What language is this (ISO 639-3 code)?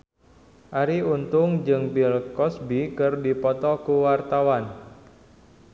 sun